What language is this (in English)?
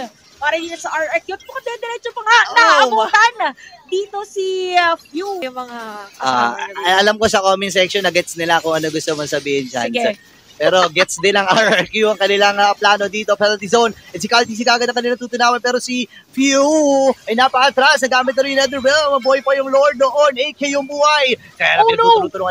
Filipino